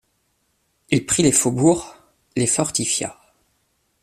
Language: French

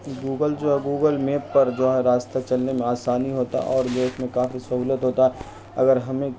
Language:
Urdu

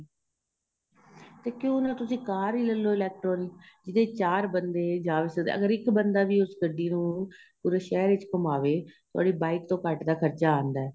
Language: Punjabi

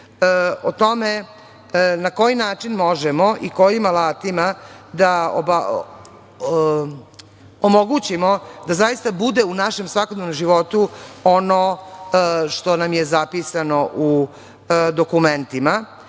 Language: Serbian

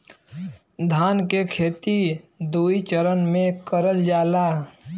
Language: Bhojpuri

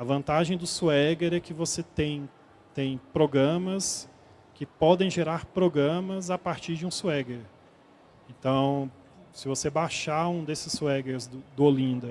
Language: Portuguese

